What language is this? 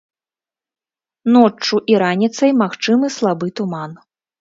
Belarusian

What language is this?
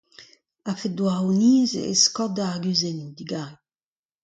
Breton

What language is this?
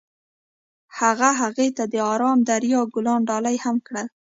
Pashto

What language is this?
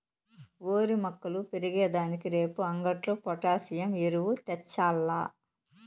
Telugu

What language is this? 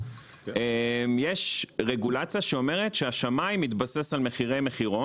Hebrew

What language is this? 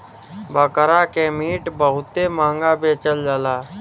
Bhojpuri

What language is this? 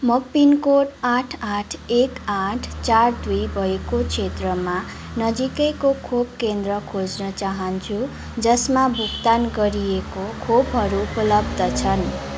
Nepali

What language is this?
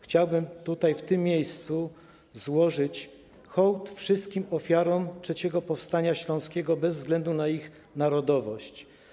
Polish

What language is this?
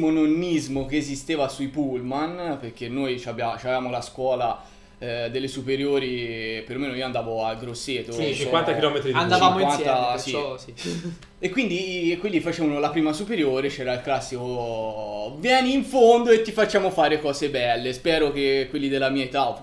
Italian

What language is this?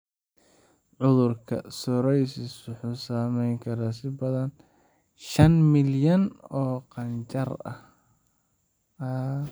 Somali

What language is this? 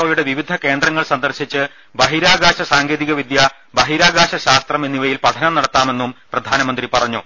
Malayalam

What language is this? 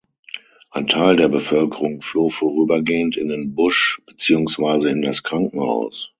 German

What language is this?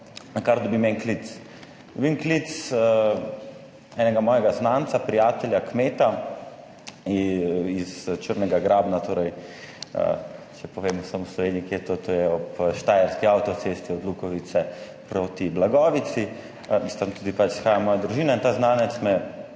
Slovenian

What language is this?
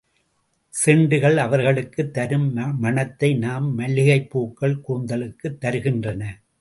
Tamil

